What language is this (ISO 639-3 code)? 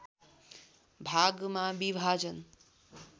nep